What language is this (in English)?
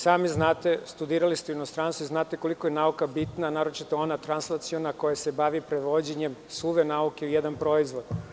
Serbian